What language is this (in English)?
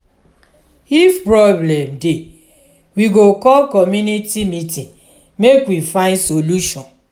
Nigerian Pidgin